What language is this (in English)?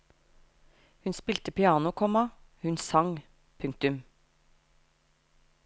Norwegian